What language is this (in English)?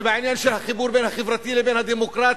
Hebrew